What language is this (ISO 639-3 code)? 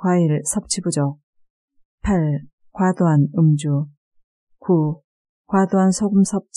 kor